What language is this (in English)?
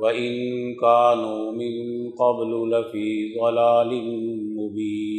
Urdu